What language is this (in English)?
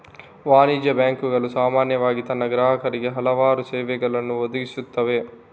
Kannada